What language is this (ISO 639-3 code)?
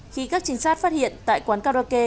vie